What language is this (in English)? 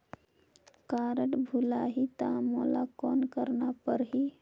Chhattisgarhi